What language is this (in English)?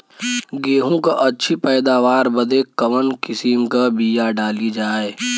Bhojpuri